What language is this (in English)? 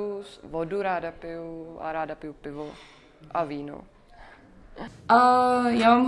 Czech